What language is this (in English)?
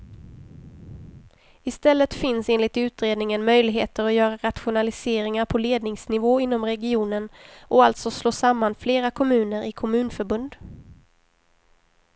Swedish